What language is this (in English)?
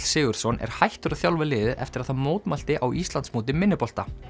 Icelandic